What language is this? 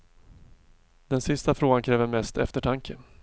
Swedish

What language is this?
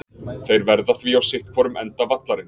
Icelandic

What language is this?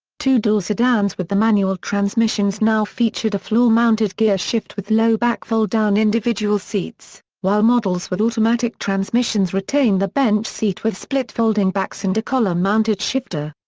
English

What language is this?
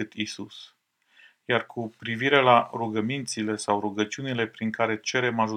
Romanian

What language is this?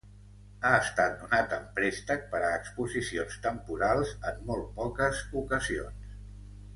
Catalan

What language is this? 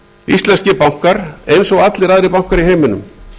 Icelandic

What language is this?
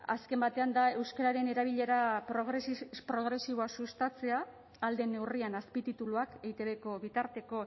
Basque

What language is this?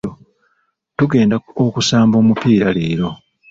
Ganda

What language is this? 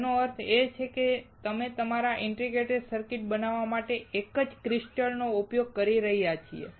Gujarati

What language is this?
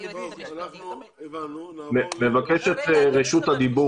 Hebrew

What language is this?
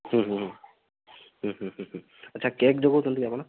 Odia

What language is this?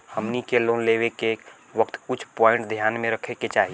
Bhojpuri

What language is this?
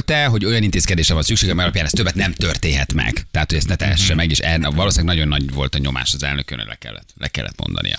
Hungarian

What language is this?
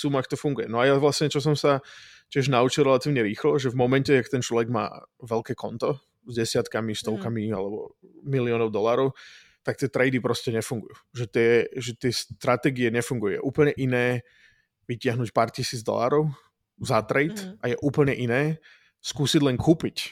Czech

